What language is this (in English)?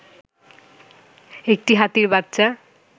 Bangla